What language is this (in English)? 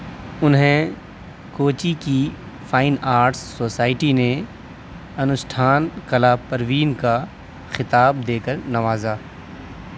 Urdu